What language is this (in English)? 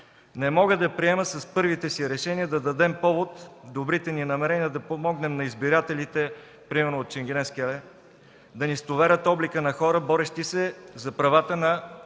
Bulgarian